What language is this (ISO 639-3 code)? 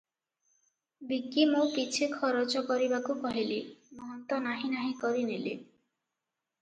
ori